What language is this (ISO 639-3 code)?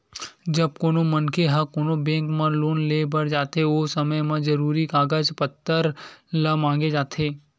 hne